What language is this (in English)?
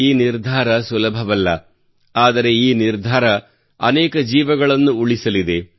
Kannada